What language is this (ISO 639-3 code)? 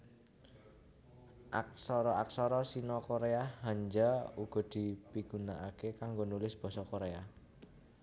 jav